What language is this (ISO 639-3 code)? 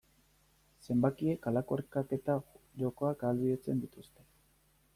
eus